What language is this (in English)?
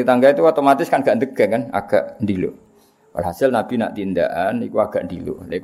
Malay